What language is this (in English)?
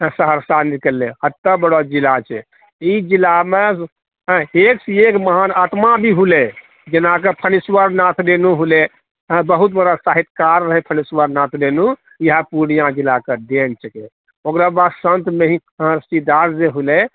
Maithili